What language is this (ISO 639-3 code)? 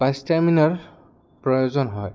asm